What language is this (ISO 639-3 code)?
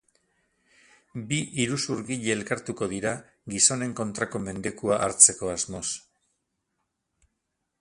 eus